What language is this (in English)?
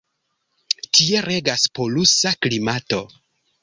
Esperanto